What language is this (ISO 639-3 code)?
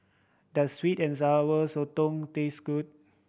eng